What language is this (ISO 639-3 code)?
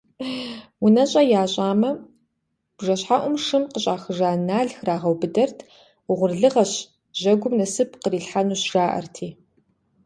kbd